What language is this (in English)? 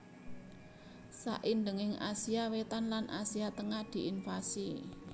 Javanese